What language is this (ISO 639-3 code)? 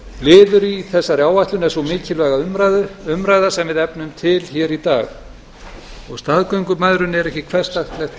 isl